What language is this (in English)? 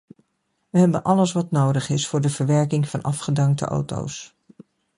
Dutch